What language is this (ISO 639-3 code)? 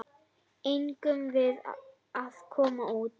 isl